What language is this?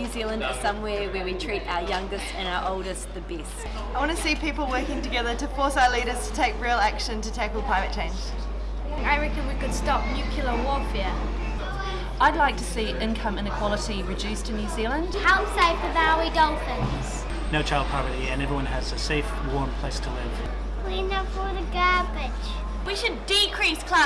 English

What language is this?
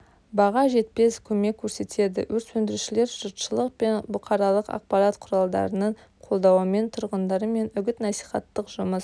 Kazakh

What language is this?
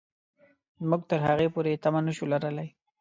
Pashto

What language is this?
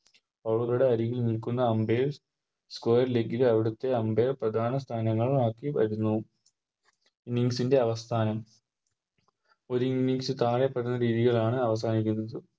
Malayalam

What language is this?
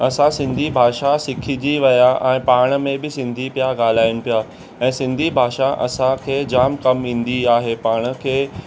Sindhi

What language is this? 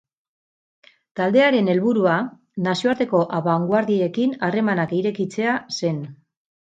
Basque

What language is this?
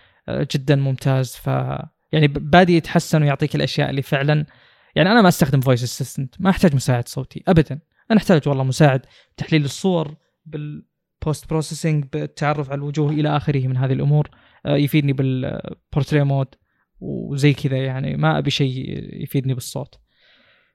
Arabic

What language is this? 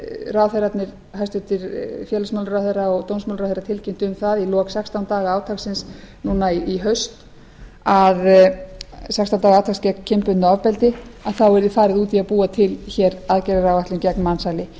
Icelandic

